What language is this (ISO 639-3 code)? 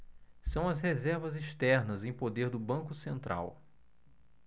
por